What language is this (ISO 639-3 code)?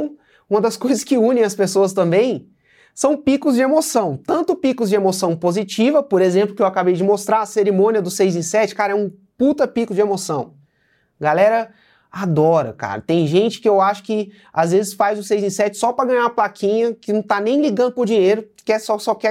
por